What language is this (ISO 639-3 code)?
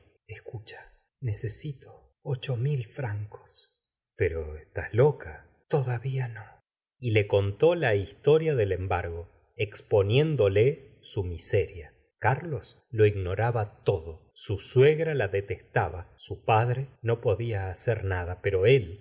spa